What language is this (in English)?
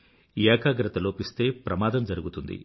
Telugu